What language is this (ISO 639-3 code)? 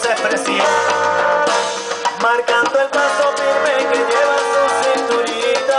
ara